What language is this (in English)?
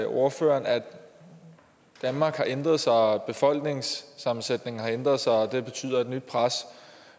Danish